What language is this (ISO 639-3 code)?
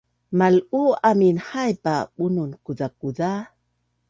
bnn